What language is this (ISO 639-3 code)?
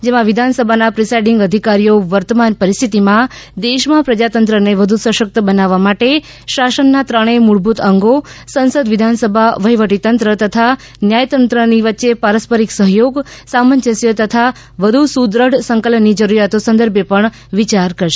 guj